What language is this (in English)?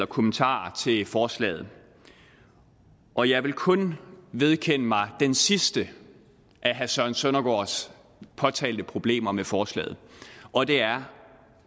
Danish